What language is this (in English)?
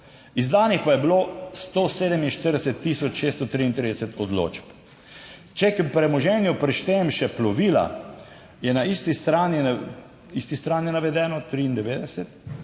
Slovenian